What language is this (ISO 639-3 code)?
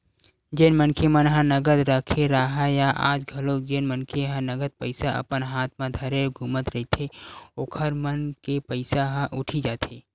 hne